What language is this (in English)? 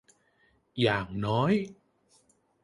Thai